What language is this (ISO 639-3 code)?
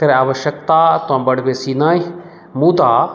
mai